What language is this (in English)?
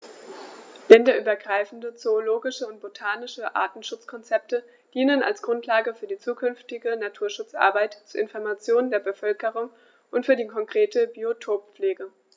German